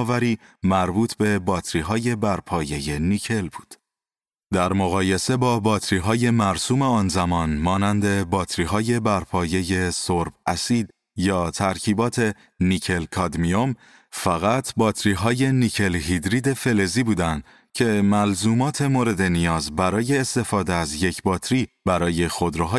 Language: Persian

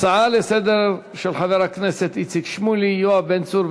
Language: Hebrew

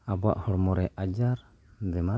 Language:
Santali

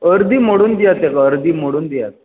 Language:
Konkani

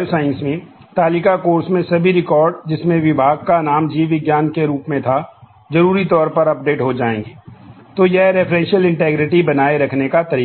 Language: Hindi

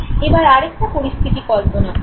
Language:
Bangla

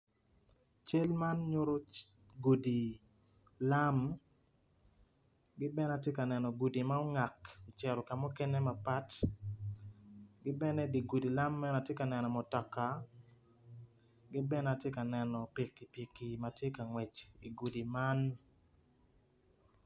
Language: Acoli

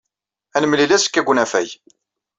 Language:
Kabyle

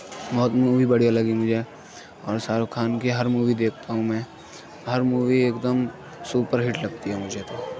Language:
Urdu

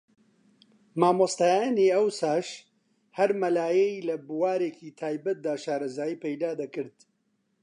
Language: Central Kurdish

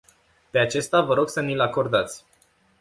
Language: Romanian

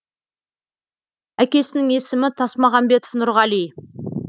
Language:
Kazakh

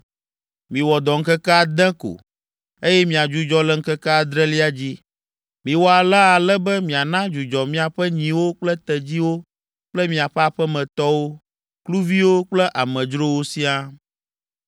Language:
Ewe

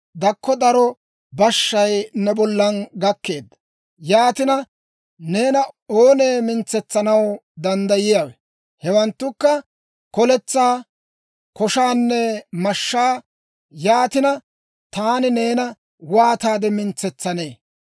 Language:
Dawro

